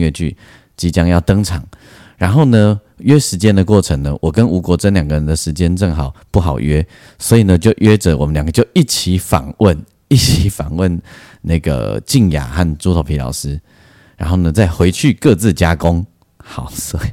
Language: Chinese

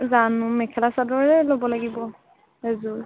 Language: Assamese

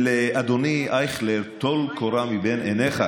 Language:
Hebrew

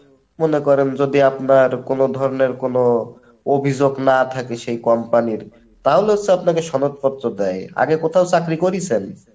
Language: Bangla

